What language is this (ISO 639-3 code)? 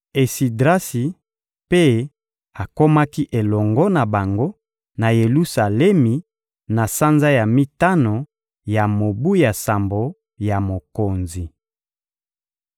lin